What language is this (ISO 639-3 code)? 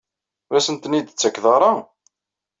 kab